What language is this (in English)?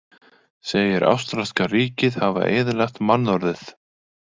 Icelandic